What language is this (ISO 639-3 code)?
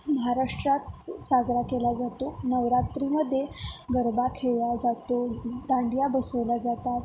mar